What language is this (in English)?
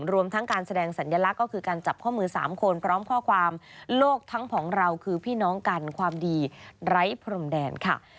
Thai